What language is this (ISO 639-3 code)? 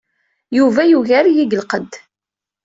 kab